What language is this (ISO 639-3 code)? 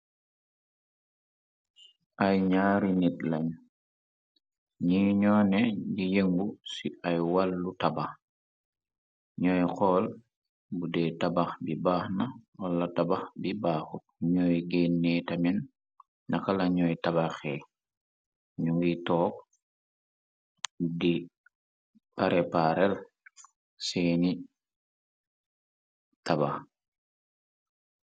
wol